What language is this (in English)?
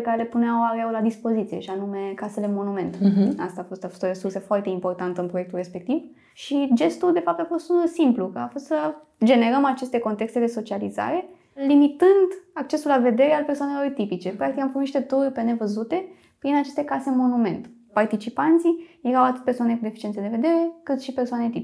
Romanian